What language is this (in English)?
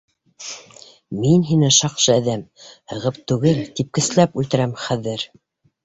Bashkir